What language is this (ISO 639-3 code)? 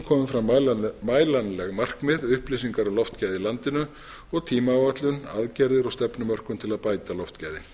isl